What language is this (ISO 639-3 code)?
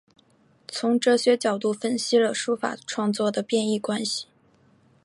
zho